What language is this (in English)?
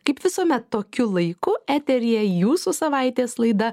Lithuanian